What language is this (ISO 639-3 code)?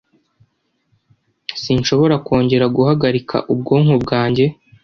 kin